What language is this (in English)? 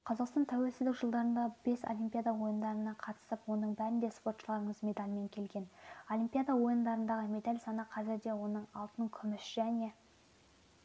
Kazakh